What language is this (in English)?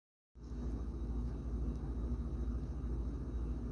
Arabic